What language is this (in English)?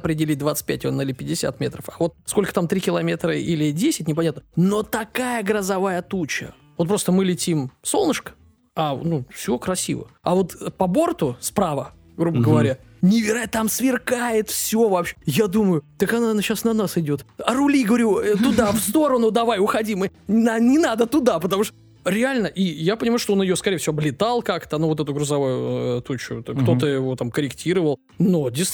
Russian